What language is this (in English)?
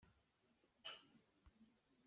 Hakha Chin